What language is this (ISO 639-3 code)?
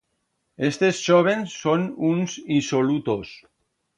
arg